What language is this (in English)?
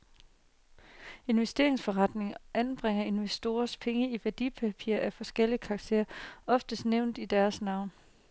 Danish